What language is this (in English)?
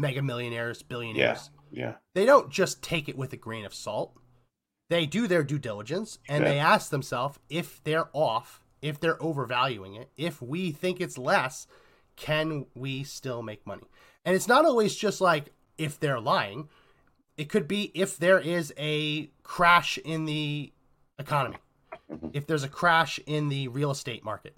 English